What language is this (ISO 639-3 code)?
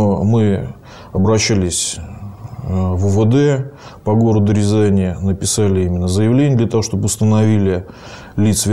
rus